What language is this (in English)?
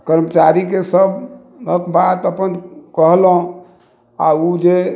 Maithili